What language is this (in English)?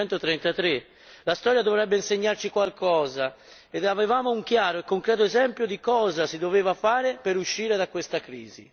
Italian